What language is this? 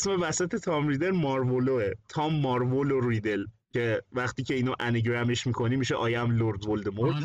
Persian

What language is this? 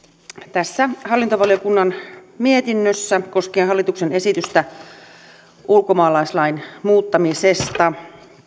Finnish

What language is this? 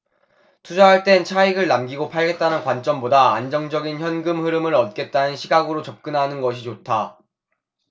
Korean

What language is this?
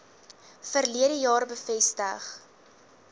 Afrikaans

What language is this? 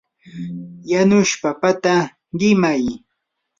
Yanahuanca Pasco Quechua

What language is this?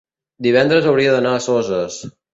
Catalan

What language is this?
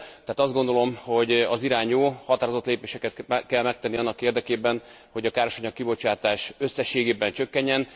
Hungarian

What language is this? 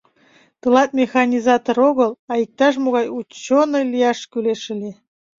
Mari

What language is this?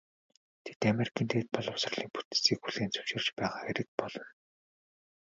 Mongolian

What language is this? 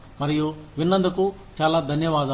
Telugu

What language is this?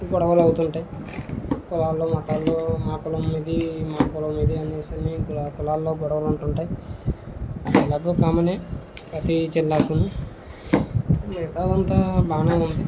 Telugu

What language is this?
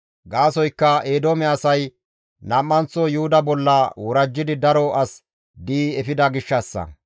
Gamo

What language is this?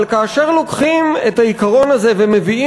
Hebrew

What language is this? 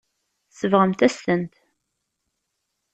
Kabyle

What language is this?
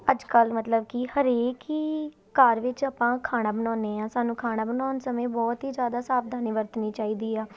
Punjabi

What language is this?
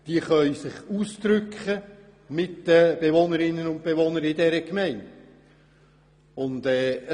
Swiss German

